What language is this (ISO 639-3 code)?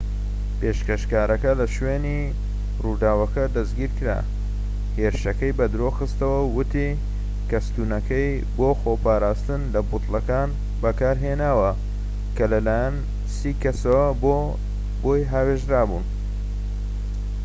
ckb